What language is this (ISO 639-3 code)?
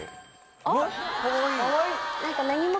jpn